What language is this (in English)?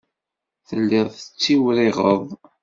Kabyle